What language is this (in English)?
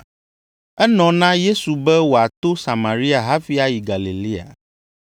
Ewe